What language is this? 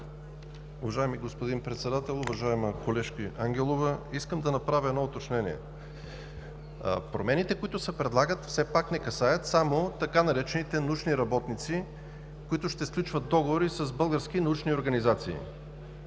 Bulgarian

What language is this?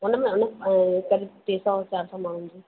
Sindhi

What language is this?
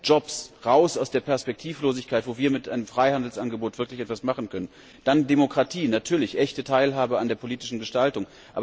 German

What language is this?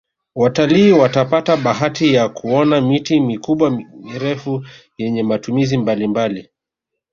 Swahili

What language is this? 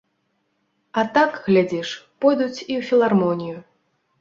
Belarusian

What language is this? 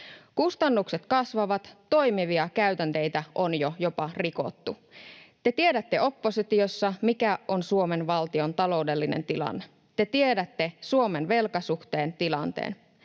Finnish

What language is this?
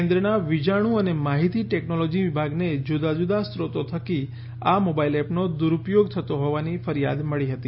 Gujarati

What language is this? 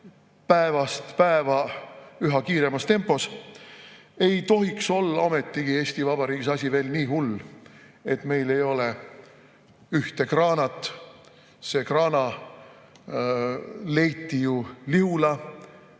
Estonian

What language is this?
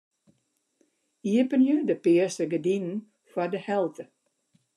Western Frisian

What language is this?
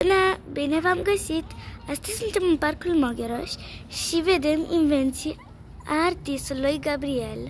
Romanian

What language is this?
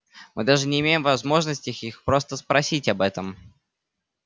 Russian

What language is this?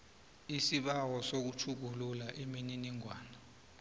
South Ndebele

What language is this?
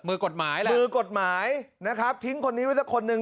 Thai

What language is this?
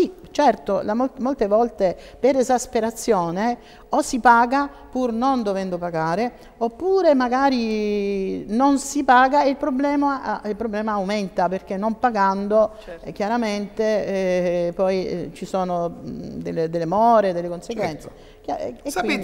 Italian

